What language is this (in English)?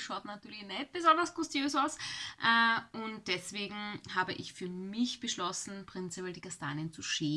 German